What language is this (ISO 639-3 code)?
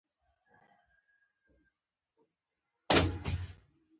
pus